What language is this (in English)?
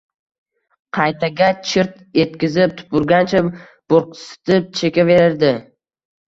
Uzbek